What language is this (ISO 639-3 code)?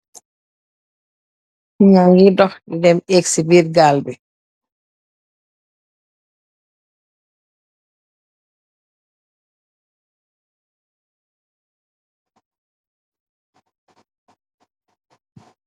wol